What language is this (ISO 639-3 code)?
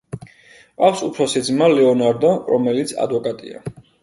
kat